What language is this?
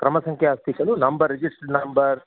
Sanskrit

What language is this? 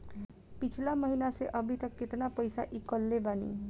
Bhojpuri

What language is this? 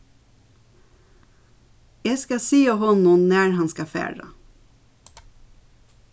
Faroese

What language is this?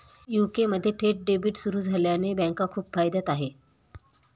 Marathi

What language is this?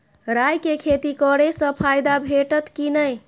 Maithili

